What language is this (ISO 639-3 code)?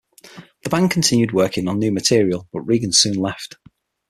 eng